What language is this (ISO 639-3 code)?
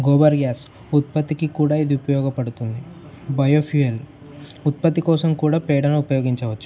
tel